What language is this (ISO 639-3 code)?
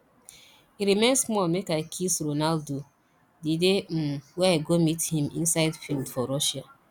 pcm